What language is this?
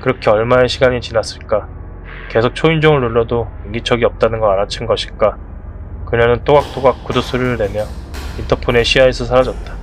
Korean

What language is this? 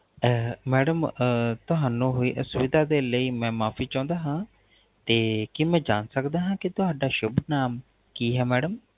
Punjabi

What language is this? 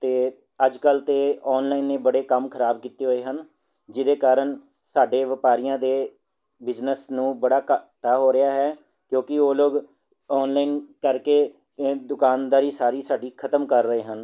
Punjabi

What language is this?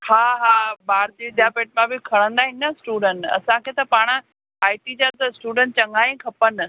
Sindhi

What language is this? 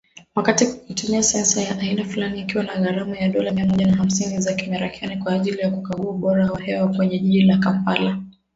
Swahili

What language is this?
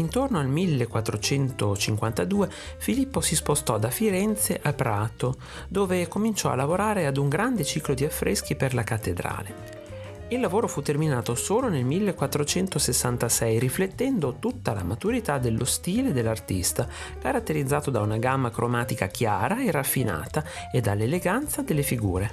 Italian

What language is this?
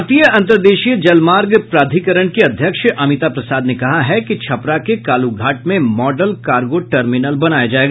Hindi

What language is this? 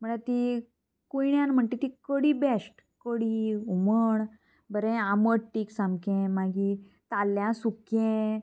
Konkani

